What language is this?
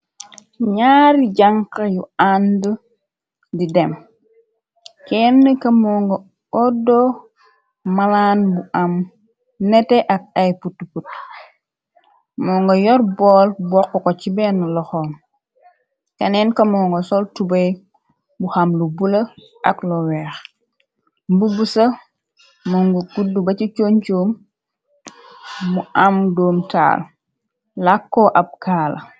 Wolof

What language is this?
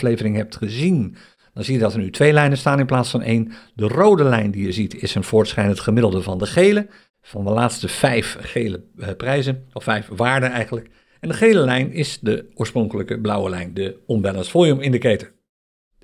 Dutch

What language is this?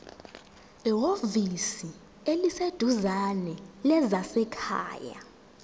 Zulu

